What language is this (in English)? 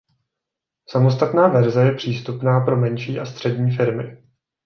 Czech